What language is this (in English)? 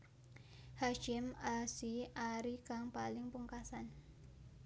Javanese